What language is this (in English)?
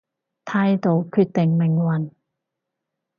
Cantonese